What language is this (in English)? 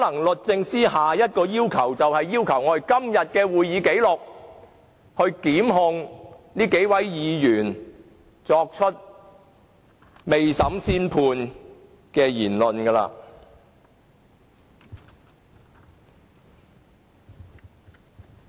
Cantonese